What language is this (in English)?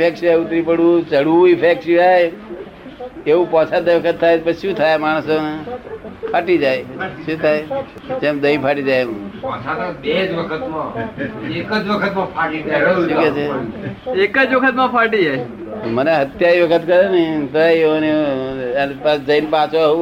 Gujarati